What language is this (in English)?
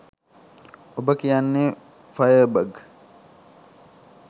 Sinhala